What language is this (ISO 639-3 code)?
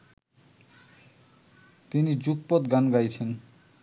ben